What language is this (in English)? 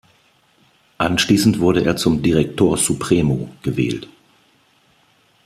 German